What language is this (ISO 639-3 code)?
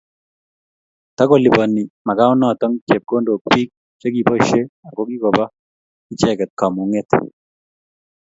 kln